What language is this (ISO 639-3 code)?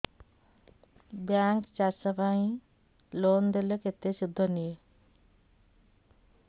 ori